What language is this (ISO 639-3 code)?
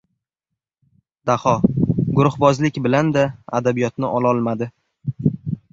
uzb